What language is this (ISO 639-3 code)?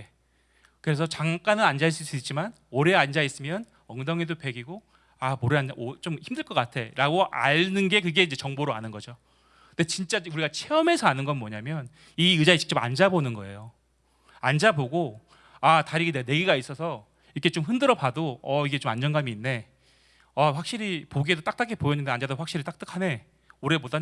kor